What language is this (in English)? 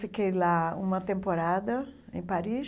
Portuguese